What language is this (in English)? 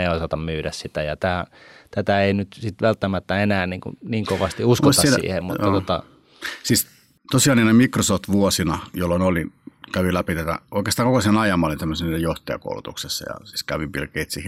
Finnish